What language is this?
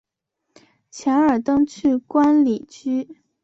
Chinese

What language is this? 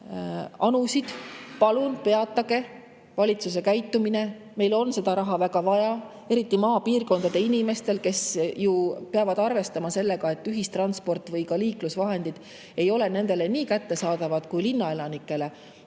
Estonian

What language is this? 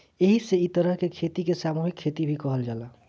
Bhojpuri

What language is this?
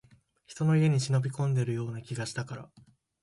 Japanese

